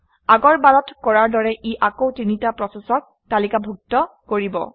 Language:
Assamese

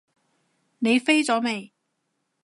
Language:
Cantonese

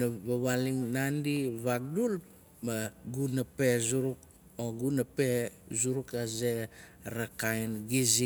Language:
Nalik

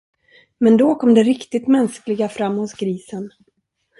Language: Swedish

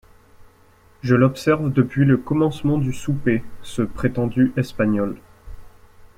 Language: French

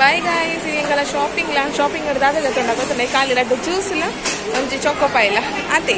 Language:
Hindi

